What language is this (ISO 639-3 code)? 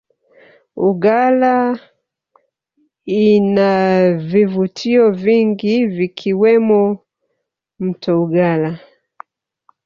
swa